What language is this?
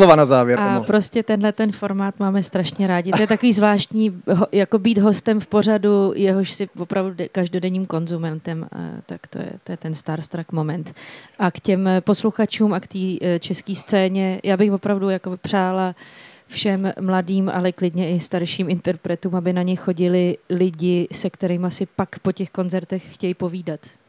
Czech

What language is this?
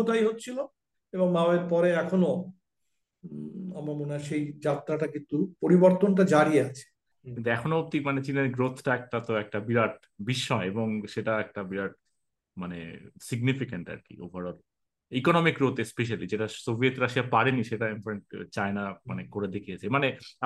Bangla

